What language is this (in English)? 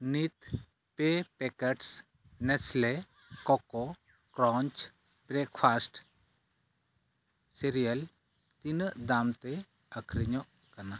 Santali